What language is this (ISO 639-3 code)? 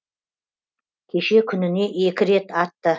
kaz